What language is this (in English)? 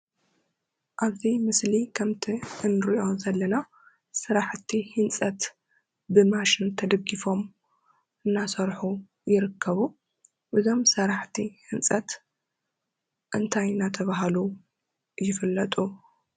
Tigrinya